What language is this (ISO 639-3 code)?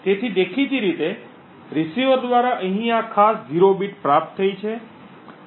guj